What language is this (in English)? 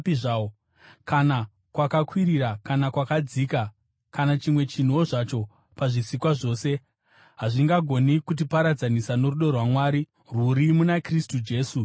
Shona